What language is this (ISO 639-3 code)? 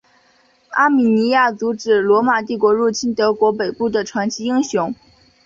zho